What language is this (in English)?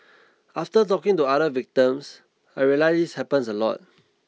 English